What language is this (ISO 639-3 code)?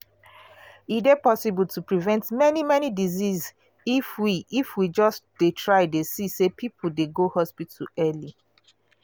pcm